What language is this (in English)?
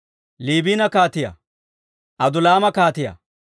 Dawro